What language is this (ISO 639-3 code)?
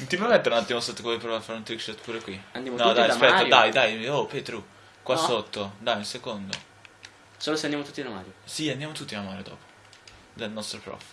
ita